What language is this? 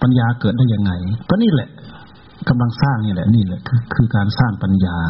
Thai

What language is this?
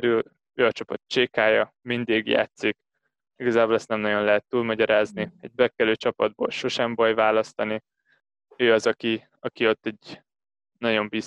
Hungarian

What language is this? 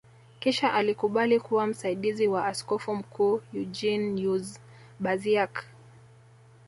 Swahili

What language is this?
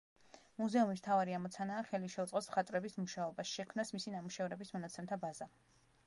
Georgian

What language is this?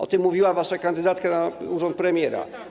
Polish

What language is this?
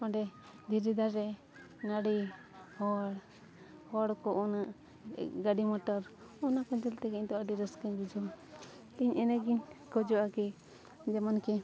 Santali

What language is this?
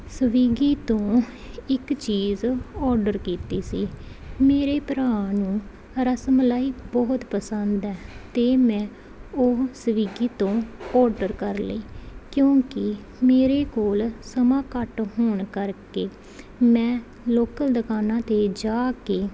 Punjabi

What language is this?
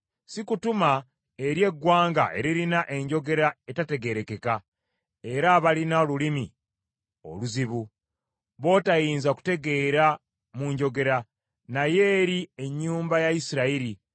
Ganda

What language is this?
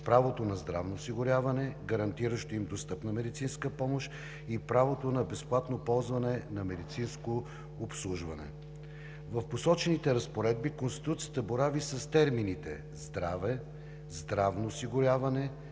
Bulgarian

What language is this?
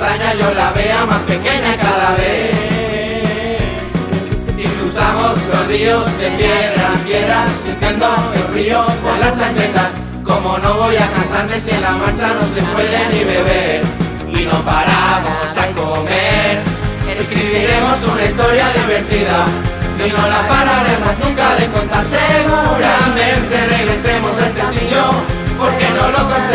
Spanish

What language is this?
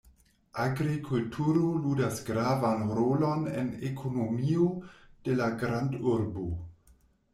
Esperanto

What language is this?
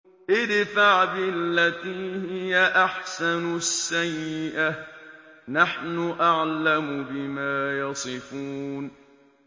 Arabic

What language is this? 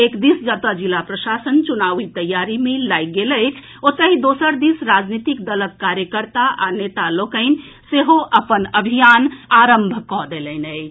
Maithili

